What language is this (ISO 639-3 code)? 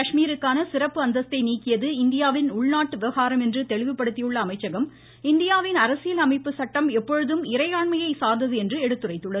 tam